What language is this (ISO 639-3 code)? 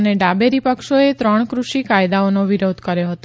guj